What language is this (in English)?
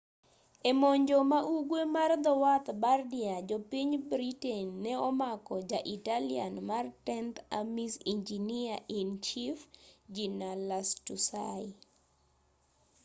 Luo (Kenya and Tanzania)